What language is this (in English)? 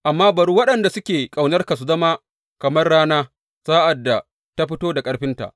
Hausa